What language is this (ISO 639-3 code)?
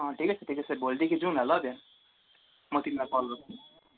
nep